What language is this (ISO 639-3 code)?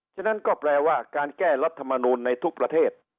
tha